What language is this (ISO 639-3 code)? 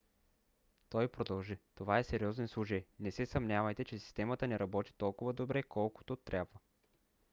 bul